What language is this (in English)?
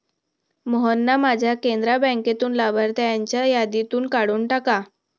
Marathi